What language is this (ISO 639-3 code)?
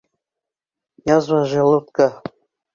bak